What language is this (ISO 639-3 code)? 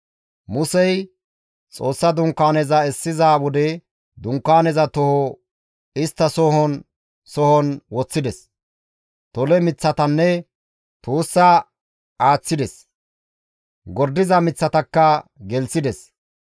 gmv